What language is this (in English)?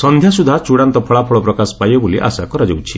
Odia